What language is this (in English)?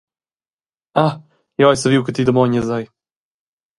Romansh